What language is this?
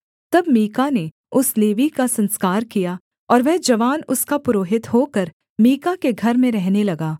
Hindi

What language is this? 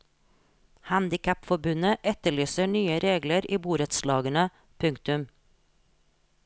Norwegian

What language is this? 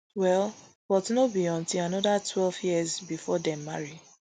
Nigerian Pidgin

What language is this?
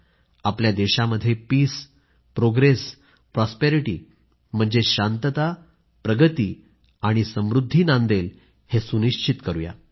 Marathi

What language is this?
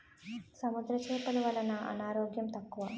Telugu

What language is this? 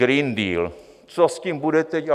Czech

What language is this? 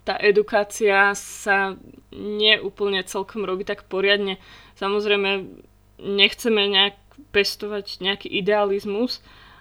Slovak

